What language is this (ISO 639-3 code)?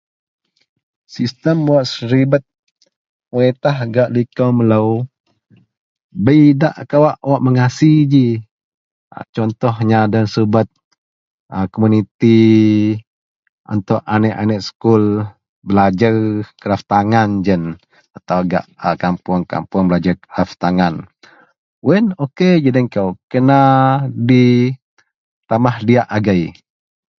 mel